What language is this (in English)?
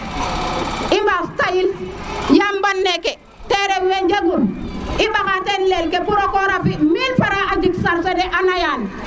Serer